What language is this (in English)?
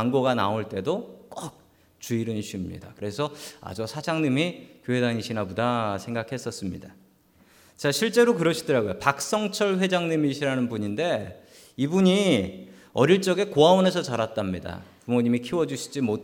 Korean